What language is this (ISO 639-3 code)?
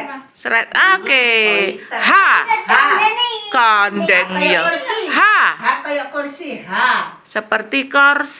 ind